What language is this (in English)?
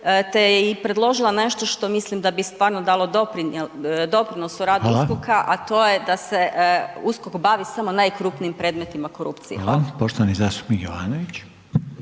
Croatian